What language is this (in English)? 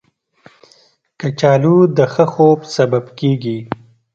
Pashto